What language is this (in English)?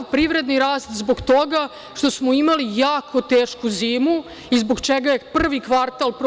Serbian